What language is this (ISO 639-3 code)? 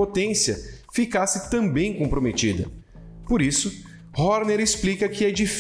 por